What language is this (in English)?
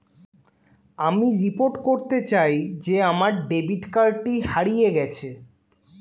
Bangla